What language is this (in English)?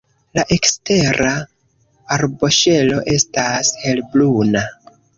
Esperanto